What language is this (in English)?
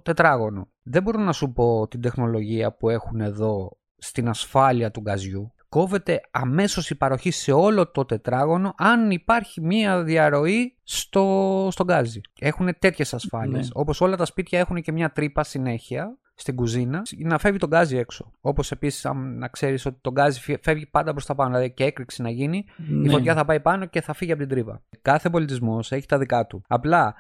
Greek